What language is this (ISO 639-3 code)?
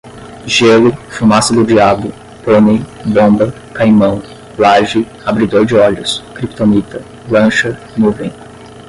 por